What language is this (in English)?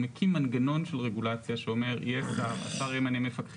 Hebrew